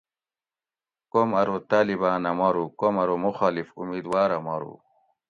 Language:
Gawri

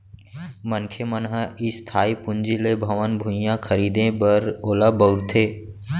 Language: Chhattisgarhi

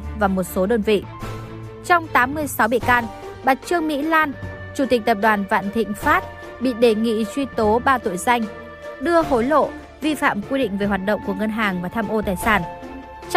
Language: Vietnamese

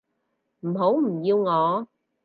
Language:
Cantonese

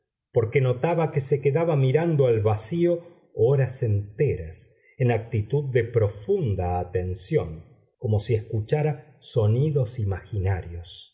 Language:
Spanish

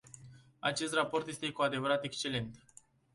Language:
Romanian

